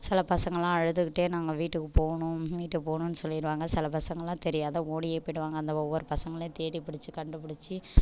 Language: Tamil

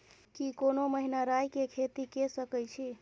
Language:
Maithili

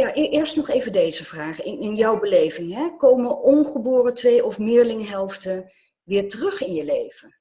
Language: Dutch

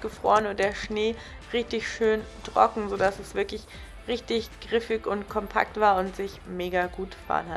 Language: German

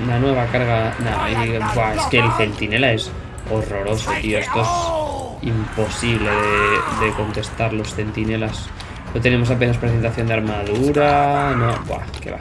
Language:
Spanish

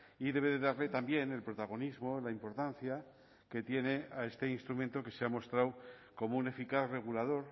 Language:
Spanish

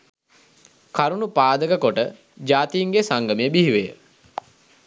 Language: Sinhala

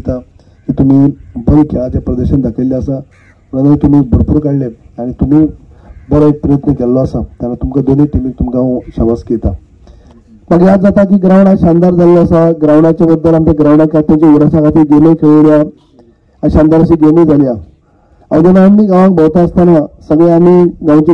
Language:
Indonesian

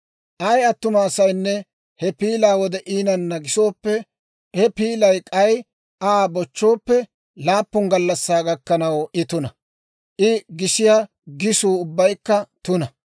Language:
Dawro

